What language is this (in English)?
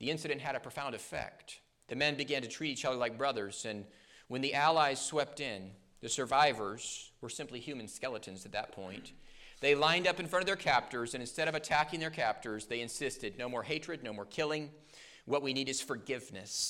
English